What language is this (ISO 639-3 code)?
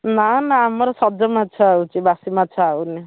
ori